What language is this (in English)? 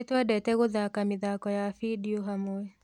Kikuyu